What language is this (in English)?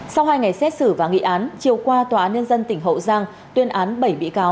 Vietnamese